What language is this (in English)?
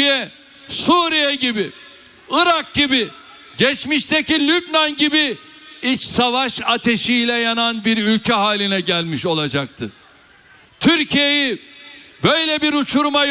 Turkish